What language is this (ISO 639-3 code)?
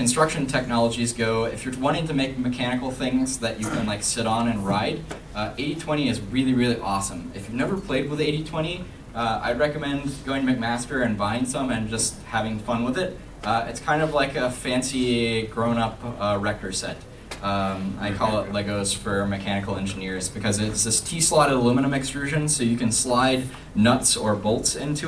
eng